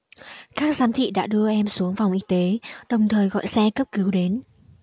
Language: Vietnamese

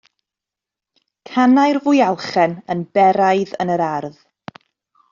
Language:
Welsh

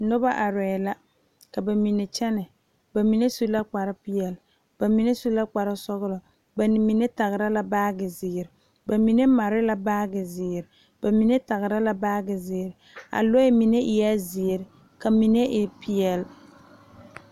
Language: Southern Dagaare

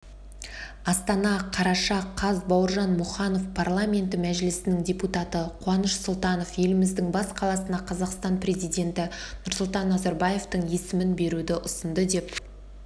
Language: Kazakh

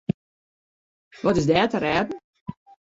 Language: Western Frisian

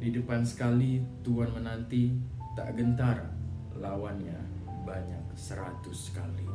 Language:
Indonesian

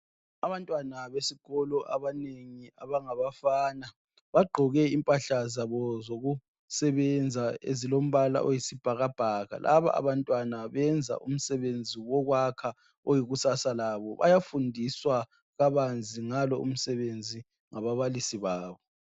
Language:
North Ndebele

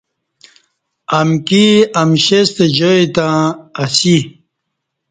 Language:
Kati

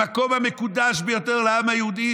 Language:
Hebrew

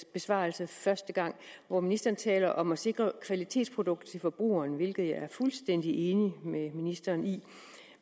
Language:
Danish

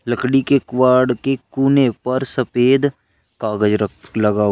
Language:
Hindi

